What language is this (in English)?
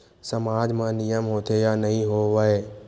Chhattisgarhi